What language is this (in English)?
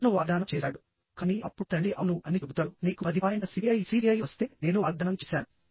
Telugu